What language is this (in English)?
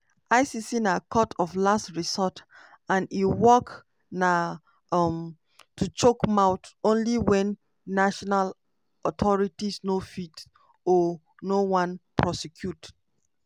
Nigerian Pidgin